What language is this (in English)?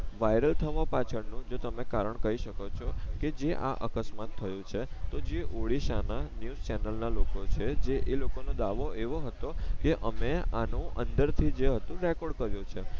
Gujarati